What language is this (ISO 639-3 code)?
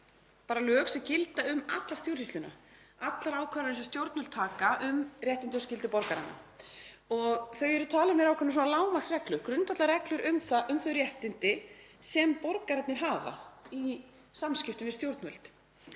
isl